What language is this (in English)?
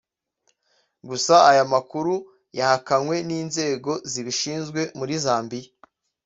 Kinyarwanda